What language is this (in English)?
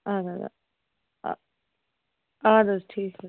Kashmiri